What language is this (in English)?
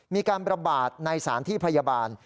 Thai